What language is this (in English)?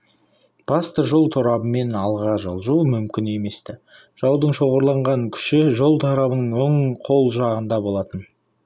Kazakh